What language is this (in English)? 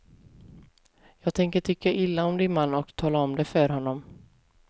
Swedish